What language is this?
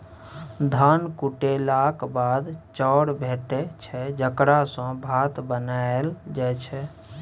Maithili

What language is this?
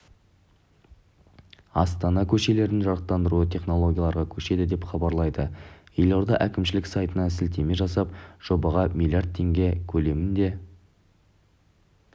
Kazakh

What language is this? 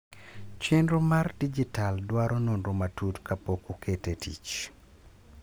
Luo (Kenya and Tanzania)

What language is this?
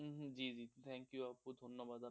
Bangla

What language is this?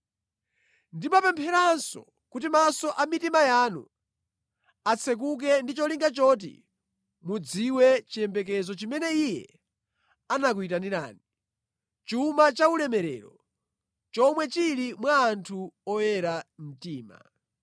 Nyanja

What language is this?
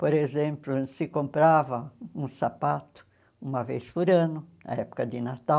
Portuguese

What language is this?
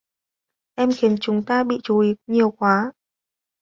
Vietnamese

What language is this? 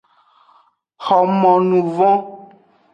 Aja (Benin)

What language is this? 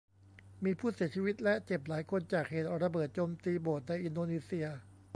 Thai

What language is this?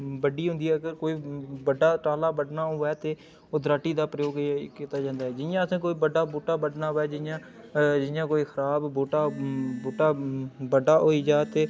Dogri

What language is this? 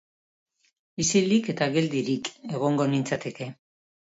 Basque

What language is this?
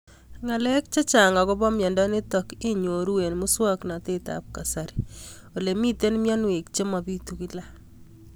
Kalenjin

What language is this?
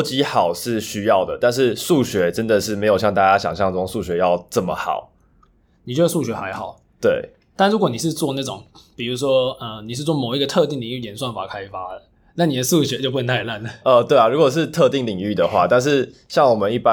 Chinese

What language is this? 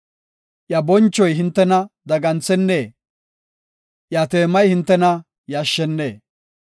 Gofa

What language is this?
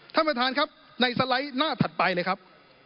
Thai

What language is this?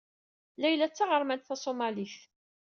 Kabyle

